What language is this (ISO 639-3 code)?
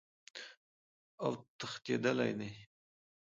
pus